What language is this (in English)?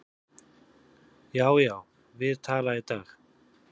Icelandic